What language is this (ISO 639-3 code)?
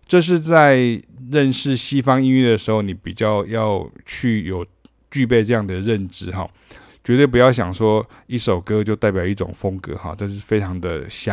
zho